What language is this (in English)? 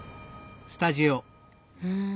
Japanese